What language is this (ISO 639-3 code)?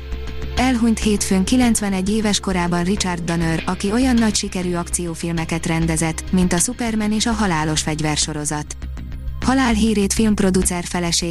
hun